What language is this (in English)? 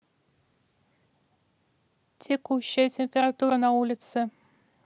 Russian